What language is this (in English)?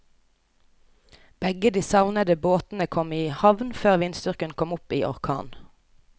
Norwegian